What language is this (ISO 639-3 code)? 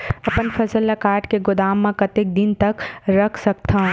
hne